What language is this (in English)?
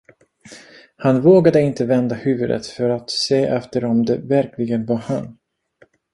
Swedish